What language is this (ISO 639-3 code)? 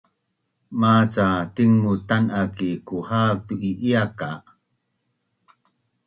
bnn